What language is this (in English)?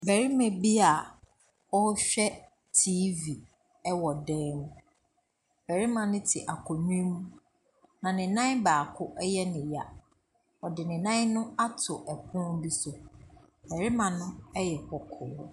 Akan